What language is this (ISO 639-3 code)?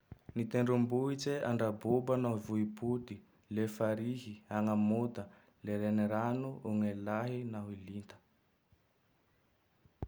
tdx